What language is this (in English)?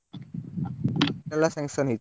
Odia